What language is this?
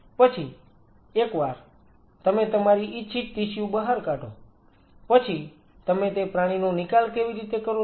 Gujarati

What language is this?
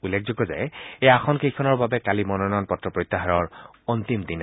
Assamese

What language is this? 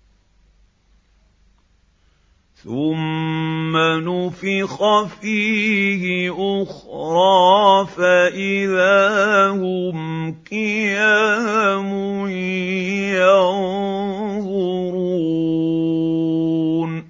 Arabic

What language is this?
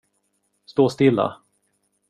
Swedish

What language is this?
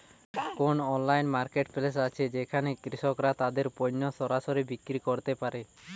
Bangla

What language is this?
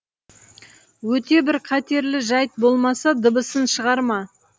Kazakh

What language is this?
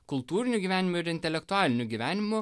Lithuanian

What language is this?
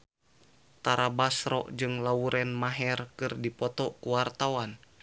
Sundanese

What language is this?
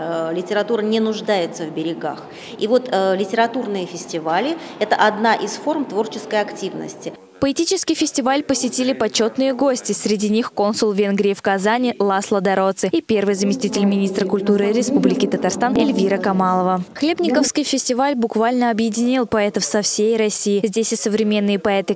Russian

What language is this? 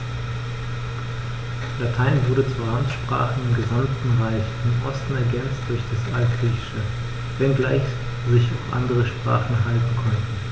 German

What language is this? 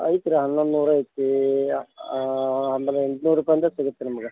Kannada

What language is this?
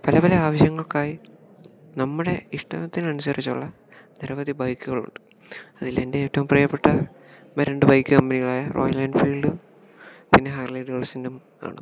Malayalam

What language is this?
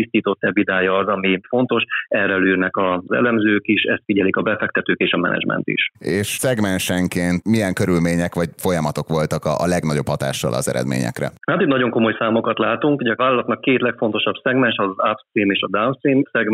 Hungarian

